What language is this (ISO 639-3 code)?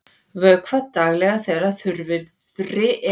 isl